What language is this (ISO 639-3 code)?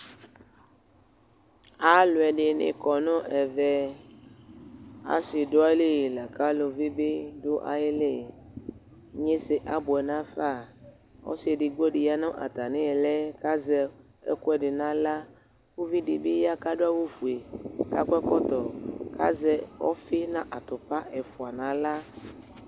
kpo